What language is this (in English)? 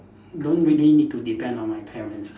English